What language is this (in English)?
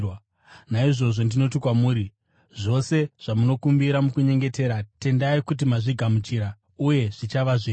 Shona